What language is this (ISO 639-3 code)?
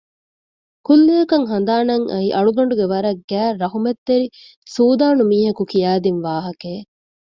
div